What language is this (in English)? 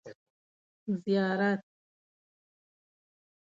Pashto